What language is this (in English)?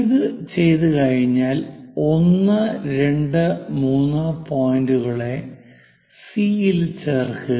Malayalam